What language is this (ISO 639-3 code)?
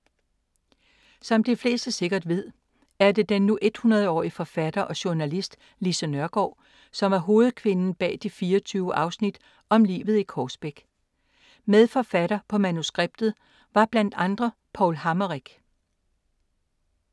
dan